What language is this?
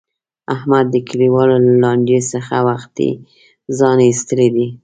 Pashto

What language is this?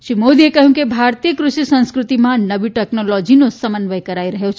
Gujarati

